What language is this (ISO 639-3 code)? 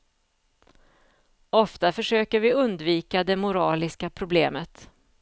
swe